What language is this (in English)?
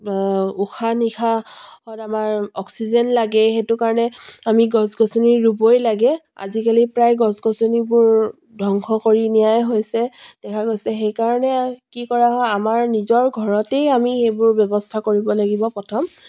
Assamese